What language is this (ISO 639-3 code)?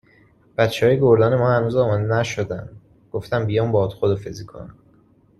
fas